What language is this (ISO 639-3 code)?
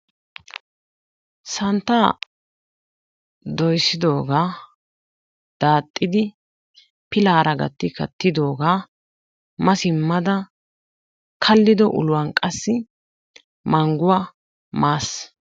wal